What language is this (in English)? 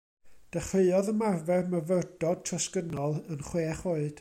Welsh